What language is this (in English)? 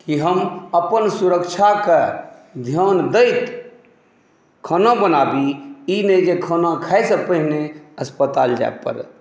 Maithili